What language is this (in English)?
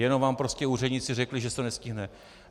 Czech